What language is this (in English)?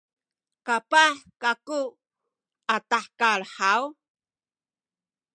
Sakizaya